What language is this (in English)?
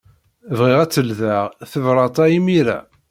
Kabyle